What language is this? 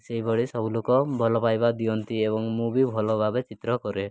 Odia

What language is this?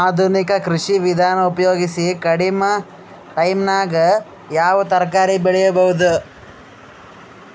Kannada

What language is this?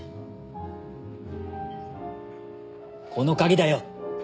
Japanese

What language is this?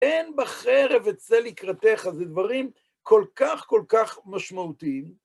Hebrew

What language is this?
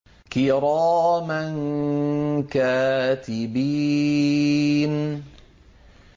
Arabic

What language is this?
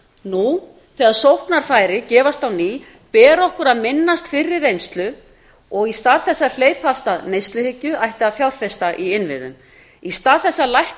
Icelandic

